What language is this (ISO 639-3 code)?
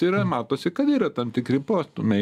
lit